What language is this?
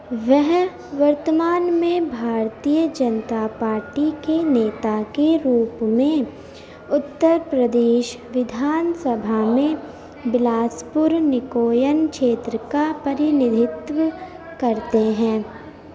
Urdu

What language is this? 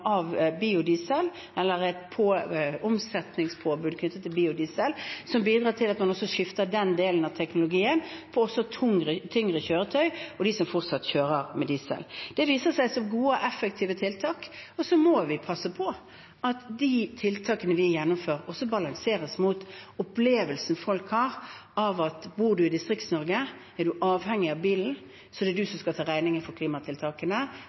Norwegian Bokmål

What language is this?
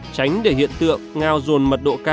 Vietnamese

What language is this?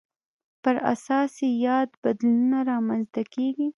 Pashto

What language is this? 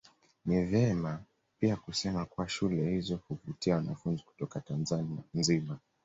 Swahili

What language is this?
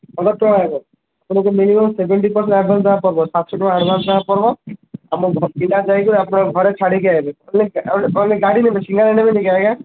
Odia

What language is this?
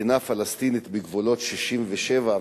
Hebrew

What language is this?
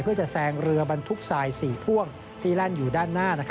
Thai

